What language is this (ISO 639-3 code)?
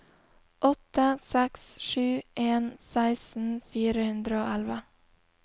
nor